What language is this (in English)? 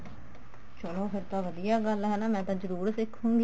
Punjabi